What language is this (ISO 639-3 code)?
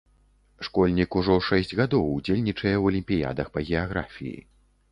bel